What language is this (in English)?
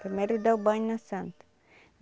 Portuguese